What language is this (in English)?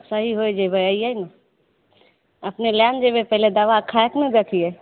Maithili